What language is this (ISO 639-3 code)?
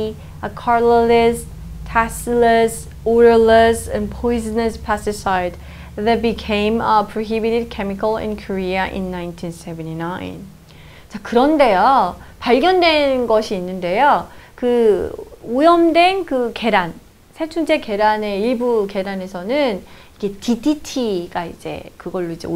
kor